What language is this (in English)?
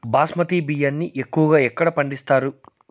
Telugu